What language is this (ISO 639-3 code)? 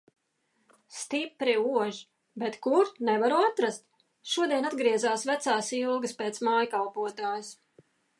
lav